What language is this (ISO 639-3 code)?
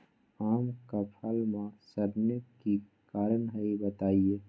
mag